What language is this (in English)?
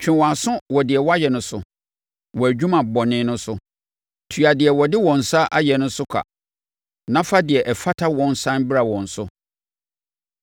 Akan